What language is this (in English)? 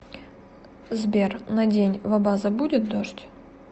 Russian